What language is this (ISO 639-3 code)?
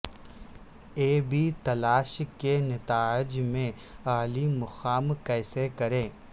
urd